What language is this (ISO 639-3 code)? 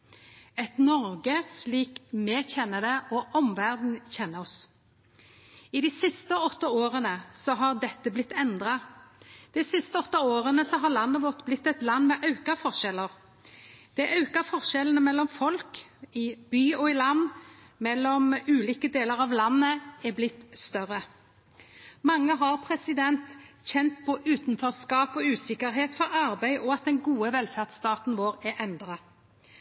nno